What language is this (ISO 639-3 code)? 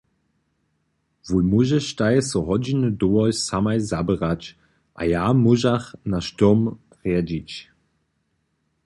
hsb